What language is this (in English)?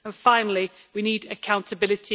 English